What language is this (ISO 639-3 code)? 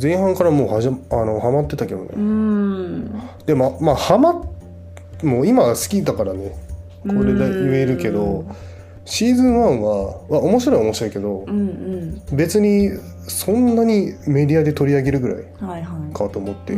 jpn